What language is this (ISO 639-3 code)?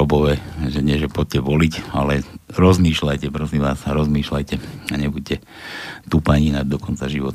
slk